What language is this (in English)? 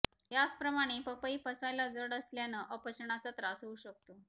Marathi